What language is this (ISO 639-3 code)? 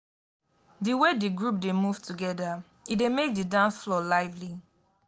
pcm